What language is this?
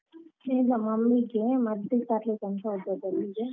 Kannada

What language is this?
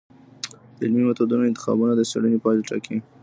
Pashto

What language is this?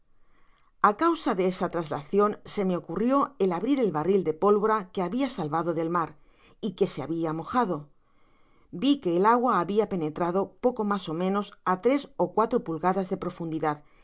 Spanish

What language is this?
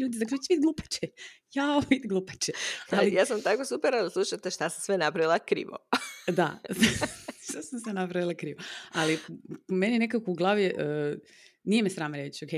Croatian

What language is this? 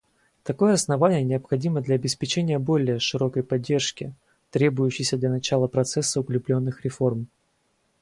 Russian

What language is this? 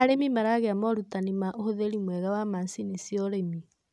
Kikuyu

